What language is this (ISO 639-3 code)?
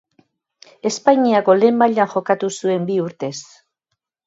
eus